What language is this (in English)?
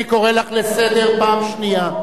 Hebrew